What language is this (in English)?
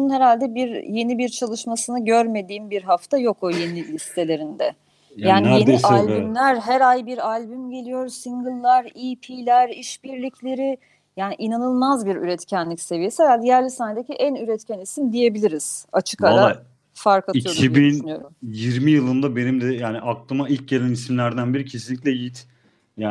Turkish